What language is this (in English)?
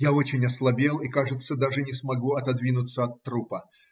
Russian